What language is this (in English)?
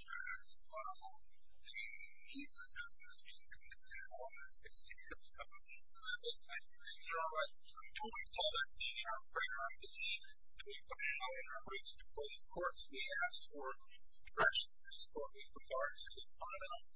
English